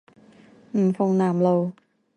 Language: Chinese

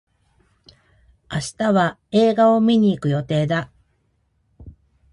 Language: Japanese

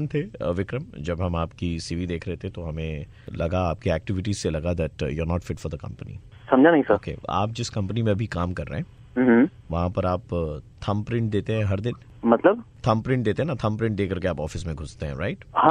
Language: Hindi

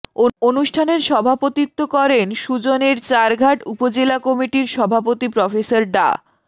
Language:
Bangla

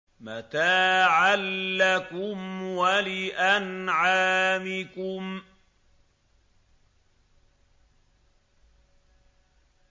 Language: Arabic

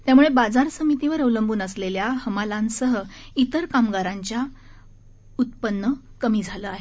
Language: Marathi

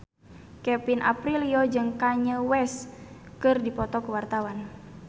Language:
Sundanese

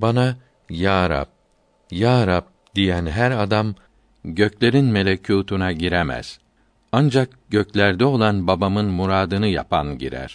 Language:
Turkish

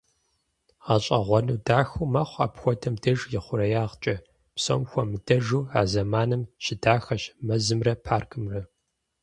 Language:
Kabardian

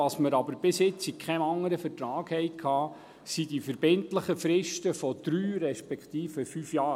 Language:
Swiss German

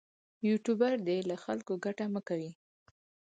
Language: Pashto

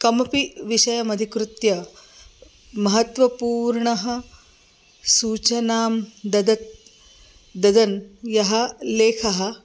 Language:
Sanskrit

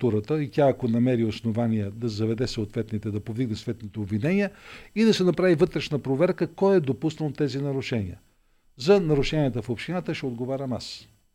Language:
Bulgarian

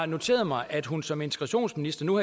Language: Danish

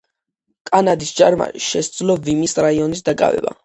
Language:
Georgian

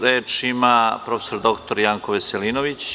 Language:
Serbian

